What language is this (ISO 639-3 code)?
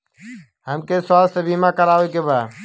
bho